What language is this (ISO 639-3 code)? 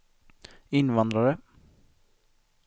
swe